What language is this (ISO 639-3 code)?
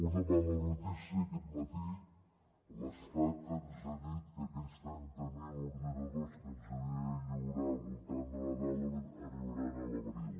cat